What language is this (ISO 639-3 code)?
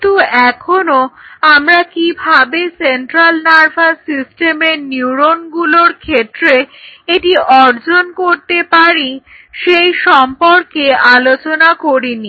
ben